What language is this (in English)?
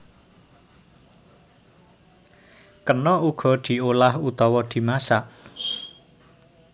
Javanese